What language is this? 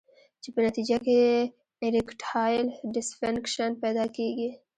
Pashto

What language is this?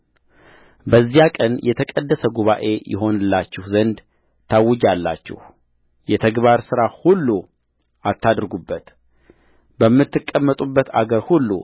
Amharic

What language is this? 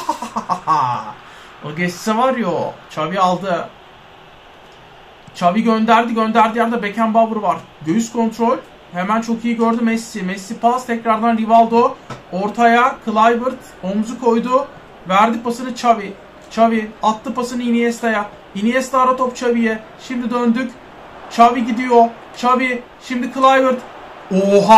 Turkish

